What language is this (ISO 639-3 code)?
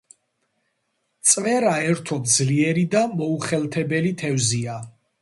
kat